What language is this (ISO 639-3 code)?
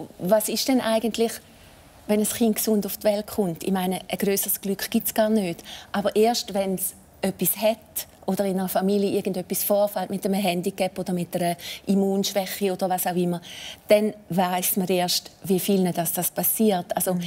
deu